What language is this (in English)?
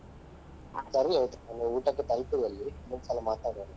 Kannada